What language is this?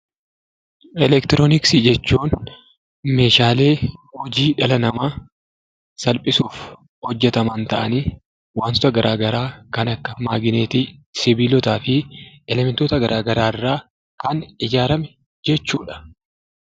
Oromo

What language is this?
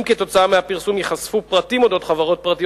Hebrew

